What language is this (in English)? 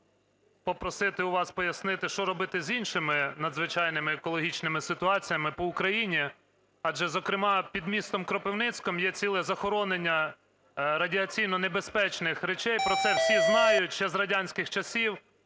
Ukrainian